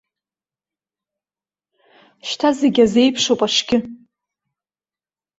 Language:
Abkhazian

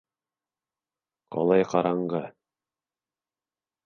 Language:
Bashkir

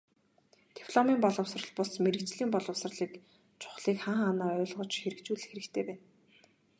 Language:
Mongolian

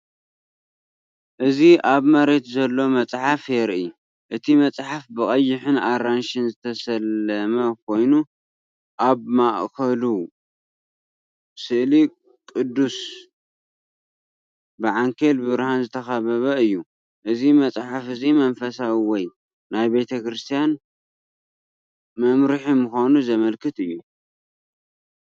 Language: Tigrinya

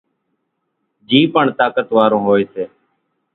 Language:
Kachi Koli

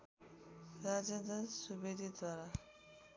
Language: Nepali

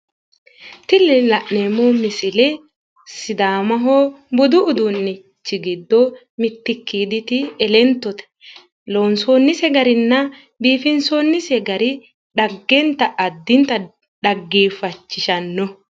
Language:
Sidamo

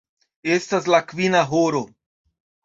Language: Esperanto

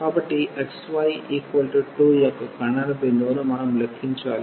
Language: Telugu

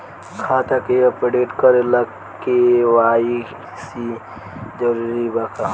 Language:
Bhojpuri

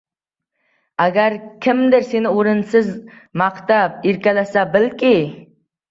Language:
Uzbek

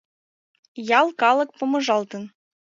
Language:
Mari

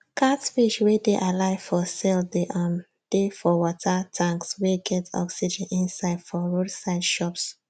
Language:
Nigerian Pidgin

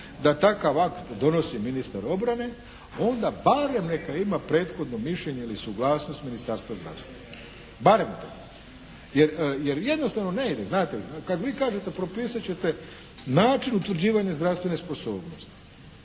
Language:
Croatian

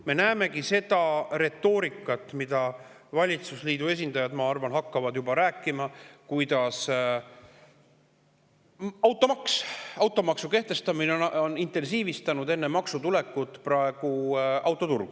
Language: Estonian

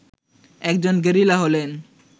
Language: Bangla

